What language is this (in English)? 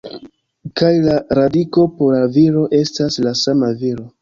Esperanto